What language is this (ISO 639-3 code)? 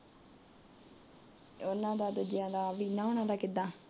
pan